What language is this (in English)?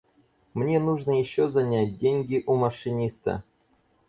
Russian